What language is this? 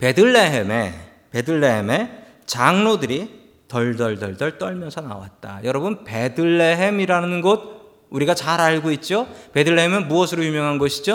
Korean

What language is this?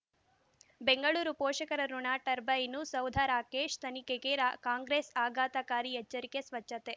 Kannada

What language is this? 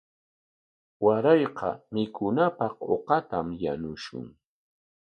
Corongo Ancash Quechua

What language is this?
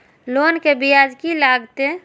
Maithili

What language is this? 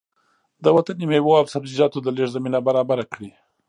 Pashto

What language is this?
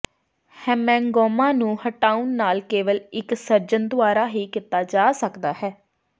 Punjabi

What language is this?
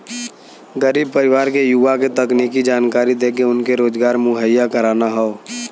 Bhojpuri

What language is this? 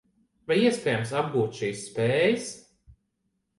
Latvian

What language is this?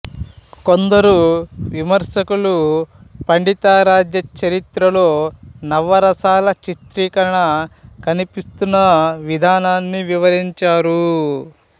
Telugu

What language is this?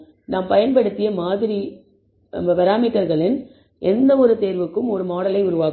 Tamil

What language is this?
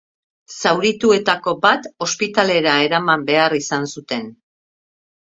Basque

